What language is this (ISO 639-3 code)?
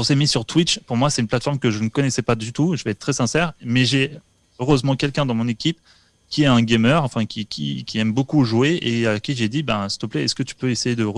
fra